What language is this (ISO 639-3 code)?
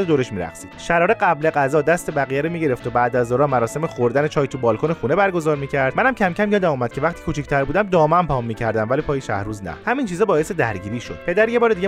fas